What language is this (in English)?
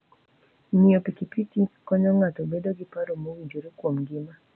Luo (Kenya and Tanzania)